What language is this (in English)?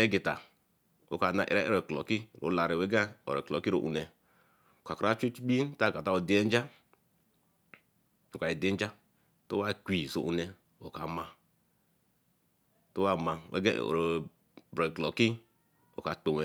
Eleme